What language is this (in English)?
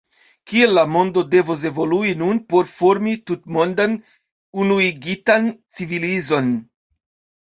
Esperanto